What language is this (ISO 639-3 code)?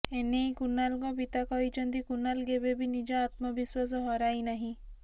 ori